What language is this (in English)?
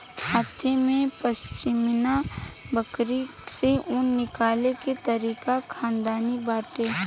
Bhojpuri